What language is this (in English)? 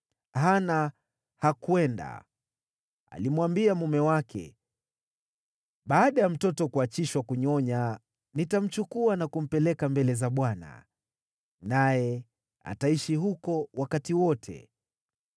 Swahili